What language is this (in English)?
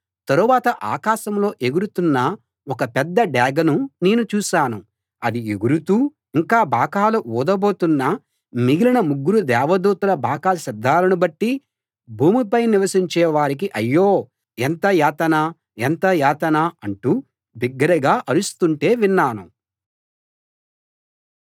Telugu